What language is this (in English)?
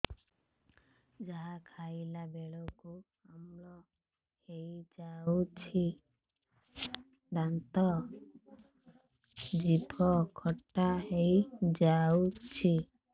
Odia